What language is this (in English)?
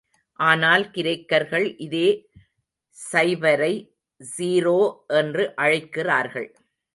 Tamil